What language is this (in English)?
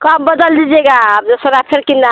Hindi